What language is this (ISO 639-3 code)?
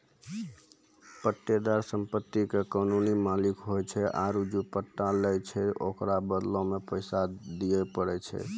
mai